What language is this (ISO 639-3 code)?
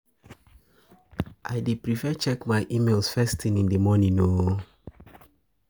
pcm